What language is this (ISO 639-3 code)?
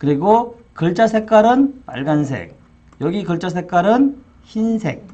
kor